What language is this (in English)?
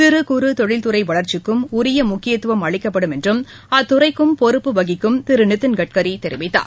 Tamil